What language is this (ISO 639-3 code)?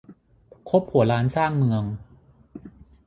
tha